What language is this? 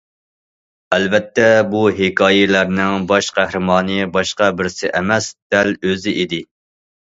Uyghur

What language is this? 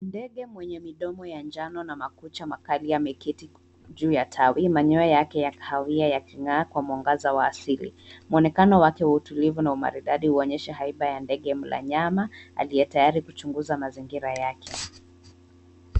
Swahili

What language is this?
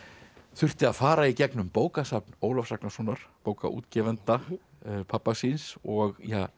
Icelandic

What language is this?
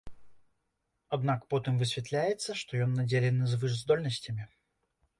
Belarusian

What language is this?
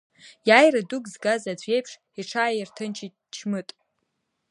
Abkhazian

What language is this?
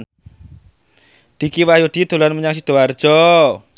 Javanese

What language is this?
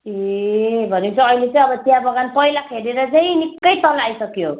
Nepali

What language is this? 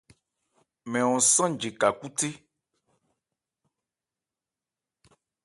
Ebrié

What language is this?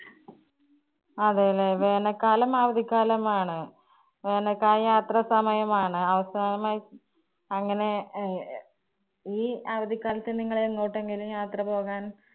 Malayalam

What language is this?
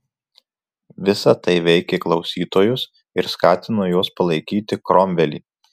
Lithuanian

